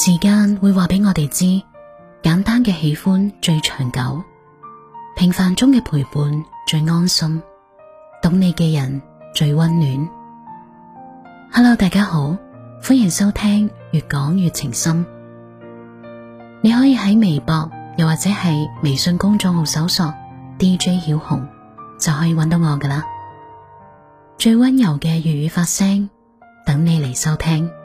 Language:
Chinese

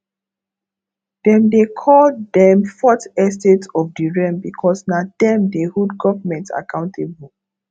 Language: Nigerian Pidgin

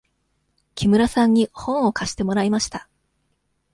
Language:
Japanese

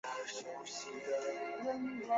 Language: Chinese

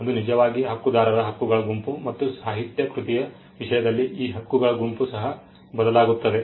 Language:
Kannada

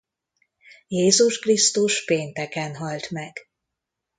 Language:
Hungarian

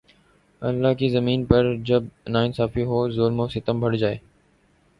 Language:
Urdu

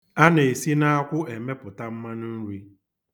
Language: Igbo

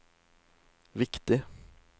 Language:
Norwegian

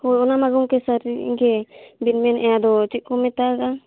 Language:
Santali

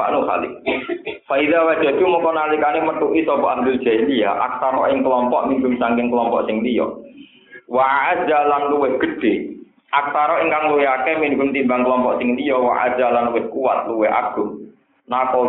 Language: Indonesian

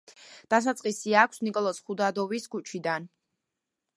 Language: Georgian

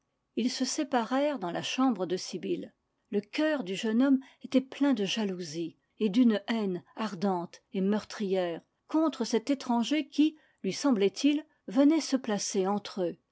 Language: French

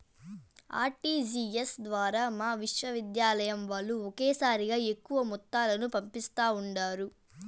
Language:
Telugu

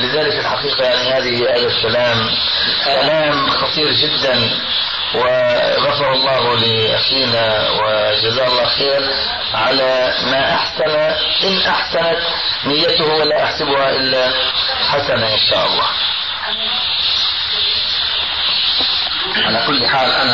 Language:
Arabic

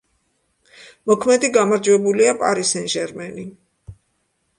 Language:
Georgian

